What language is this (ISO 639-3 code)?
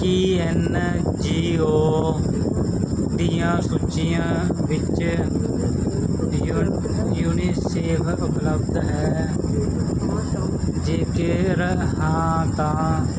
pan